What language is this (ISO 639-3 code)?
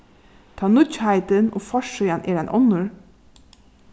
fao